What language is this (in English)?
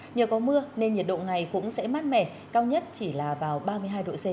Vietnamese